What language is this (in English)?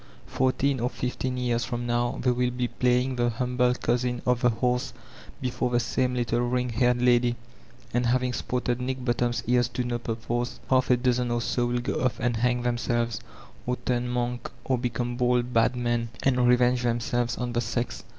English